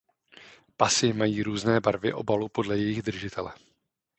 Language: Czech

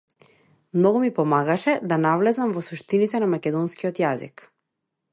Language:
Macedonian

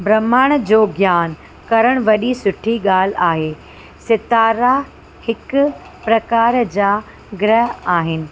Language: Sindhi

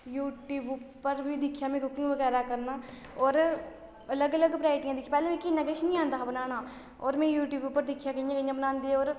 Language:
Dogri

